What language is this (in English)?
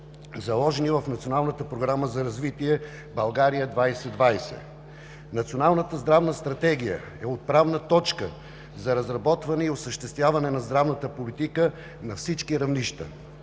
Bulgarian